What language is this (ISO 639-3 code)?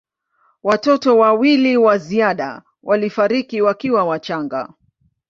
swa